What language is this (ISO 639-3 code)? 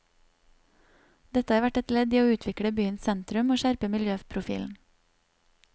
nor